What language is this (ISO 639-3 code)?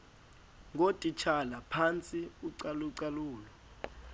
xho